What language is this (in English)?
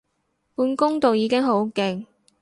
Cantonese